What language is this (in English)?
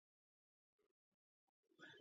Georgian